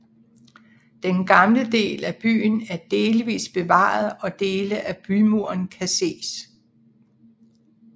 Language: Danish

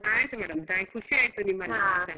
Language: Kannada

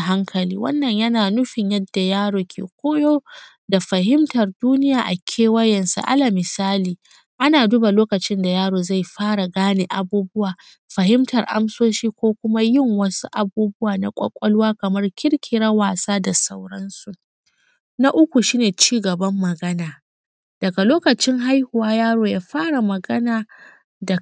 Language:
Hausa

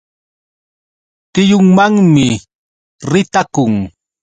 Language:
Yauyos Quechua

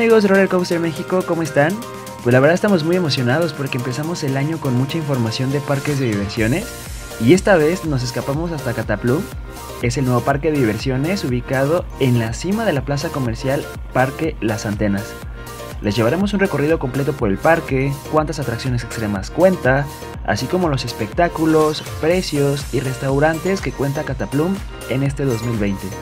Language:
Spanish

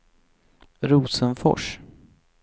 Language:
Swedish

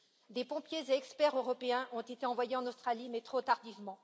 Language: French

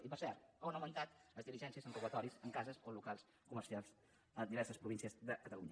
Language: Catalan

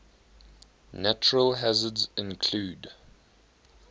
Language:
English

